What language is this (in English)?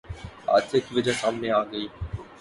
Urdu